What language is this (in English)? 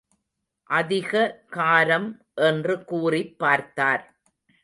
Tamil